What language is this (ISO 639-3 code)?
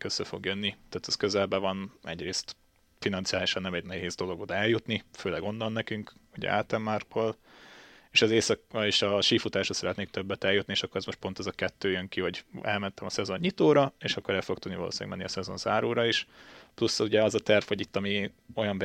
hun